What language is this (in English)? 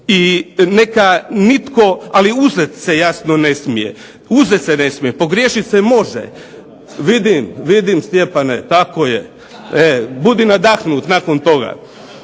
Croatian